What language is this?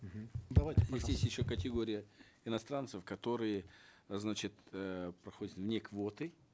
Kazakh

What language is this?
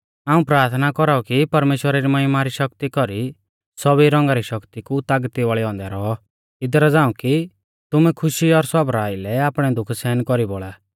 Mahasu Pahari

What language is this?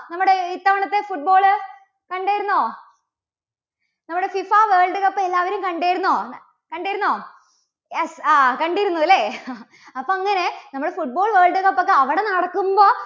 Malayalam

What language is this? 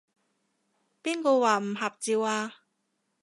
Cantonese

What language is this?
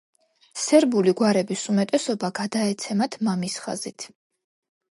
Georgian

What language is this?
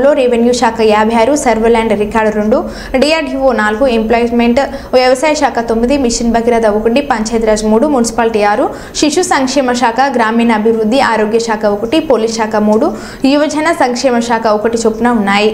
Telugu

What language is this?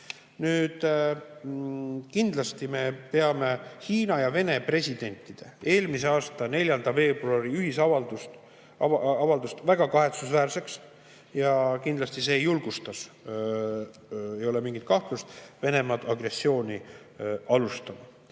Estonian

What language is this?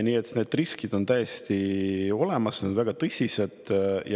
Estonian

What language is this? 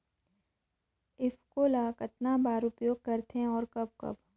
Chhattisgarhi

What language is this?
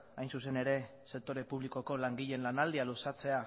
Basque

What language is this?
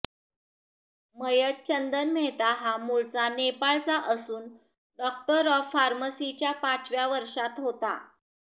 Marathi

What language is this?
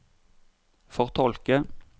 Norwegian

